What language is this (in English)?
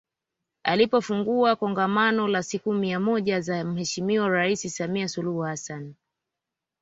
Swahili